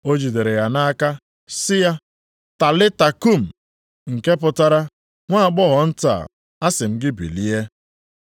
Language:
Igbo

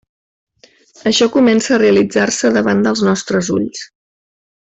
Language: Catalan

